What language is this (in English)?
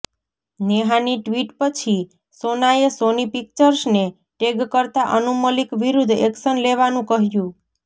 Gujarati